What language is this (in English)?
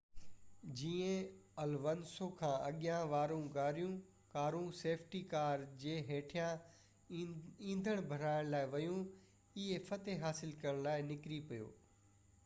Sindhi